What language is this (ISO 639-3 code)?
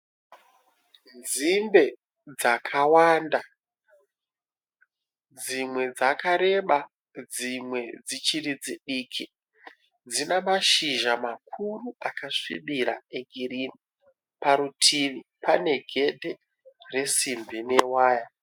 sna